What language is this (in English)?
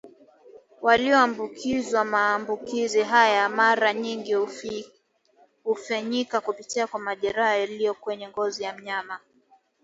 Swahili